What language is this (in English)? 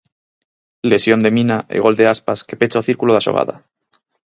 Galician